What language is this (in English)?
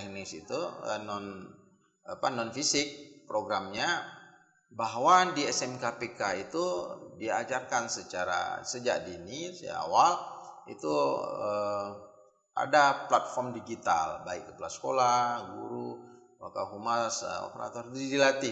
Indonesian